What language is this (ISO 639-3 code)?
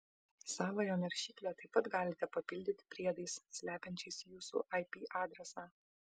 lit